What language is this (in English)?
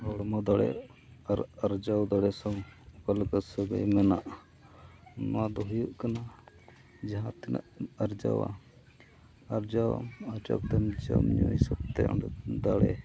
Santali